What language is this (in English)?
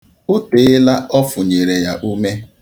Igbo